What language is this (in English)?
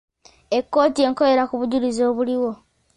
Ganda